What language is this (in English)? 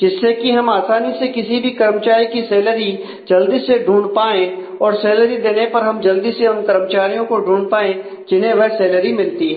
Hindi